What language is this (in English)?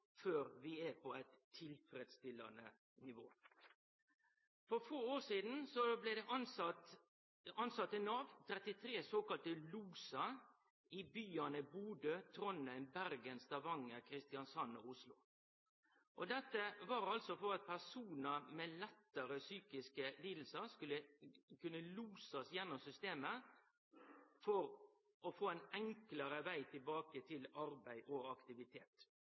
Norwegian Nynorsk